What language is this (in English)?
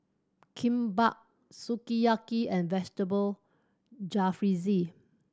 English